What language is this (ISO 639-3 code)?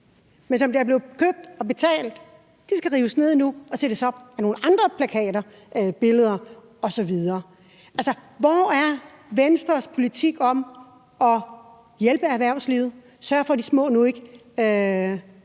dan